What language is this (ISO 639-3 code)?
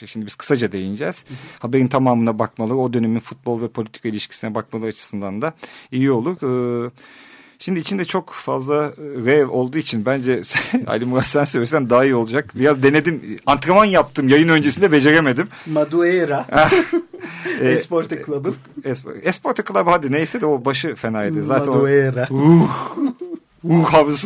tur